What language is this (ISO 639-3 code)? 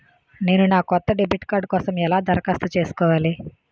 tel